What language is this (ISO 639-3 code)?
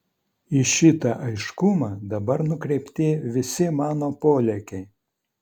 lit